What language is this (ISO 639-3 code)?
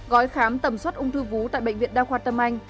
vie